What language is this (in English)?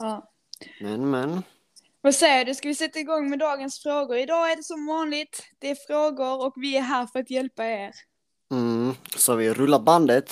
Swedish